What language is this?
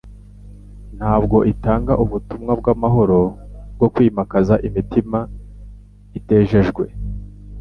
Kinyarwanda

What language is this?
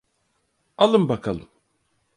Turkish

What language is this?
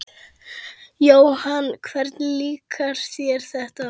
Icelandic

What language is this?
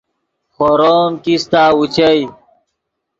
Yidgha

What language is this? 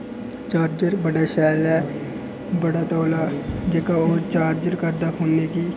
Dogri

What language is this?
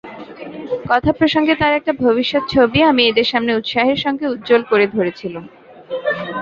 Bangla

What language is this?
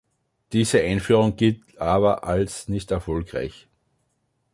German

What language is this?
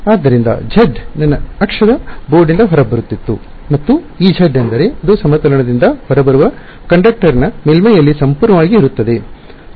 Kannada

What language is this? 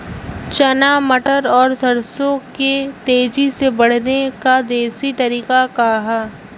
Bhojpuri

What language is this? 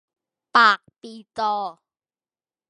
Thai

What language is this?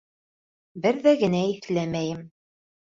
Bashkir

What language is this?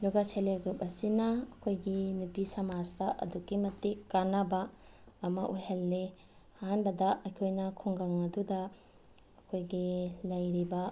Manipuri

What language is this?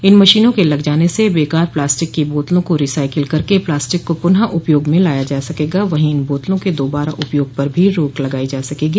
Hindi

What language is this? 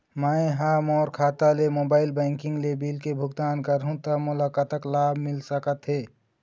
Chhattisgarhi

